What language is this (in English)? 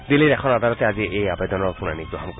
Assamese